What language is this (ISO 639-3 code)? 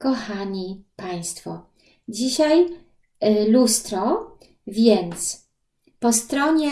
pol